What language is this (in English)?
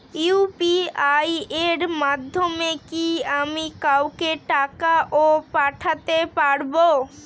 Bangla